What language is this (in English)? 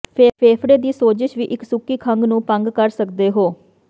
Punjabi